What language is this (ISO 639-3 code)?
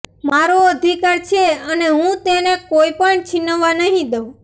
guj